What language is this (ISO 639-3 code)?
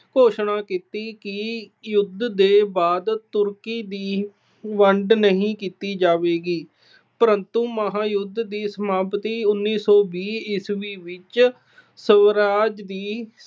pan